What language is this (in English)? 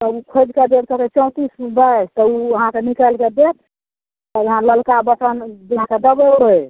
Maithili